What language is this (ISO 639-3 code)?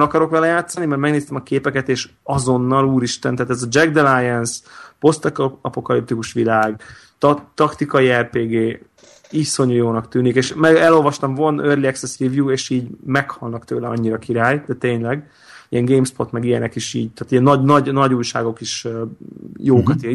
hun